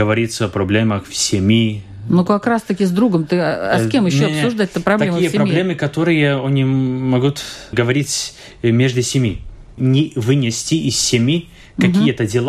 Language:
Russian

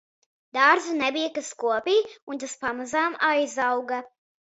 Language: Latvian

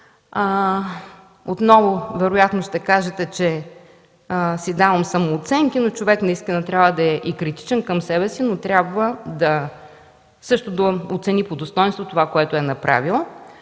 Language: Bulgarian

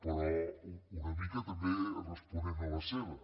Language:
Catalan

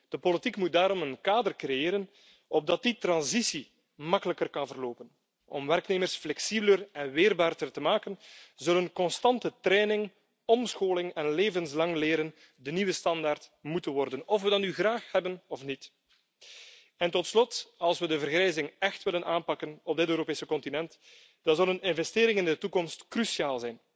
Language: Dutch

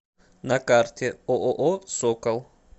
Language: Russian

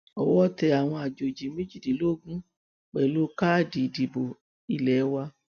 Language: Yoruba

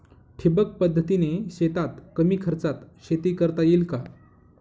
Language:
Marathi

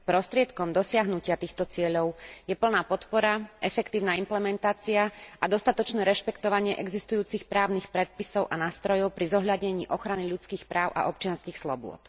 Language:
Slovak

